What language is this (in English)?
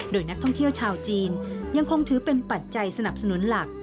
Thai